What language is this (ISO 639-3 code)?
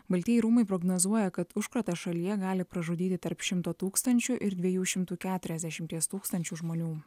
lit